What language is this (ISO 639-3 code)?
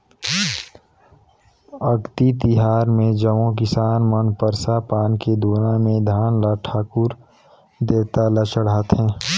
hne